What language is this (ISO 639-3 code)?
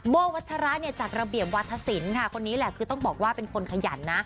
tha